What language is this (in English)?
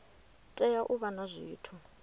Venda